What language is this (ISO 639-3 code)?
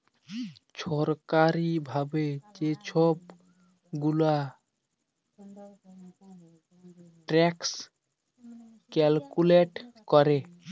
ben